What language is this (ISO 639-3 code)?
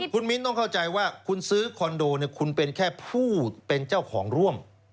tha